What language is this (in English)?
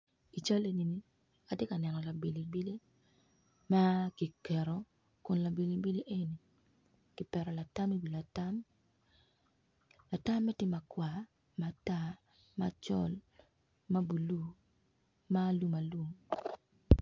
Acoli